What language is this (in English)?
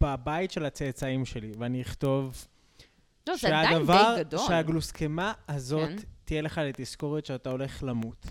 Hebrew